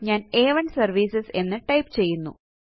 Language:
Malayalam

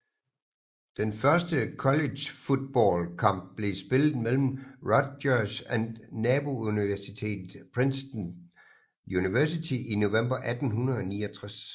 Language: Danish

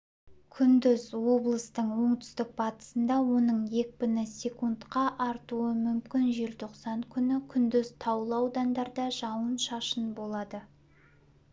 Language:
Kazakh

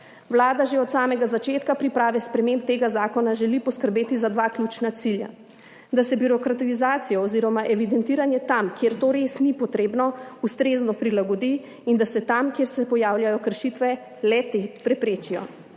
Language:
Slovenian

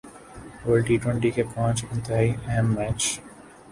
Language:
Urdu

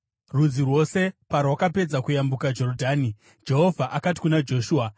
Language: Shona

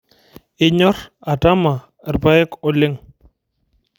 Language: Masai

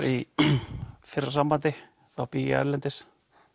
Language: Icelandic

